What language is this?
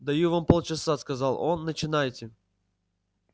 Russian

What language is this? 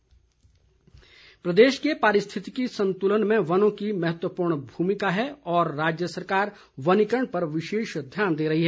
Hindi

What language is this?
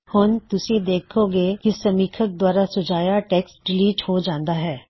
Punjabi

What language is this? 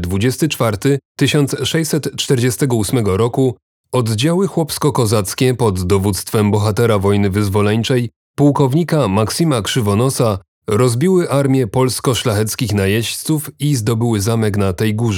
Polish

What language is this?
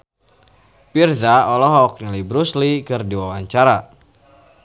Sundanese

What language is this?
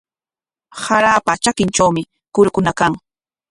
Corongo Ancash Quechua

